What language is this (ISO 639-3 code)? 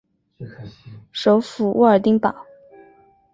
zho